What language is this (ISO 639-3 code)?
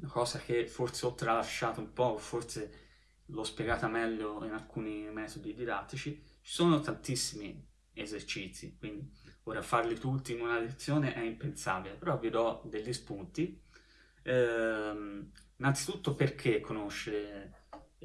ita